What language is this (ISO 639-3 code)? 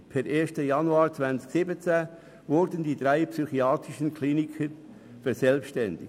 gsw